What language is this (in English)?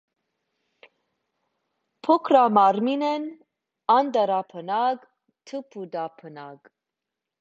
Armenian